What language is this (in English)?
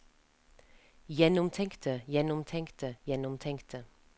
Norwegian